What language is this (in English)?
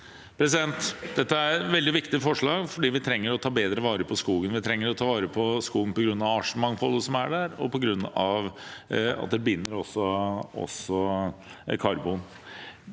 Norwegian